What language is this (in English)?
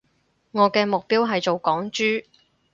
Cantonese